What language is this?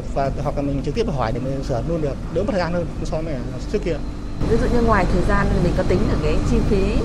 Vietnamese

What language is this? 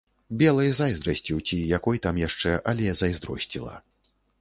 Belarusian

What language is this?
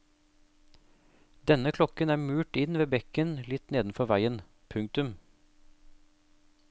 Norwegian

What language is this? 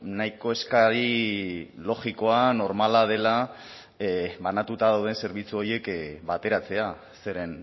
Basque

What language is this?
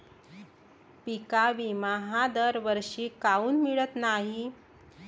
Marathi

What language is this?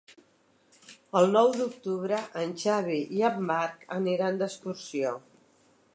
Catalan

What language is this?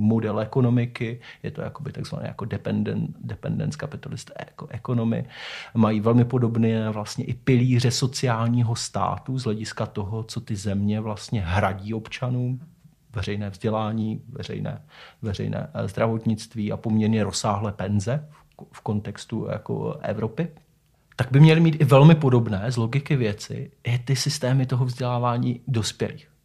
Czech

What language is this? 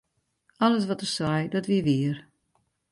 Western Frisian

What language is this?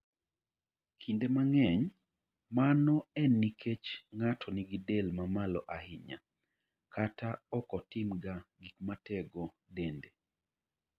Luo (Kenya and Tanzania)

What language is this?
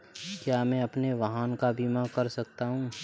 Hindi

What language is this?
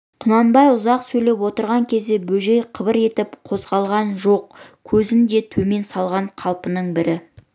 Kazakh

